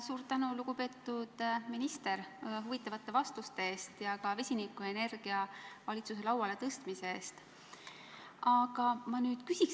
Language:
Estonian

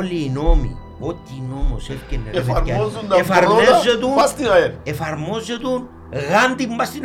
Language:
Greek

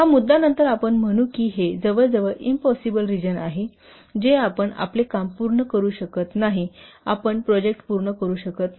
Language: Marathi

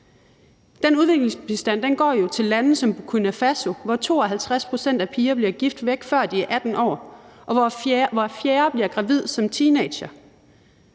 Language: Danish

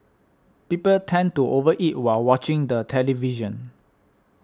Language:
English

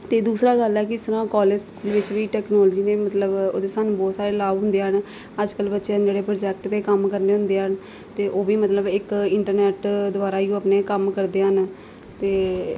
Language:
Punjabi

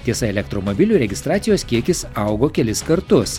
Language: Lithuanian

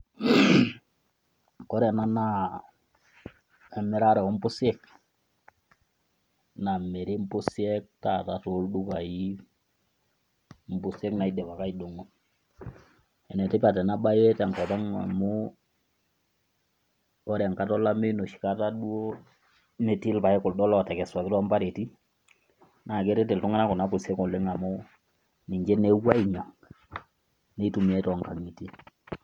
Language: Masai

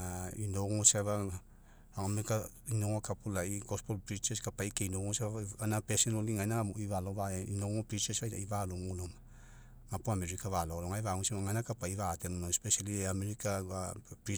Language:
Mekeo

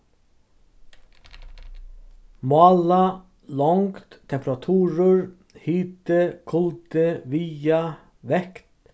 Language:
Faroese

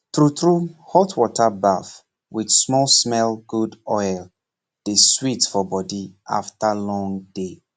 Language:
Nigerian Pidgin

